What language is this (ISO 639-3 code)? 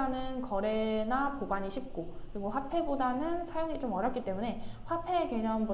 kor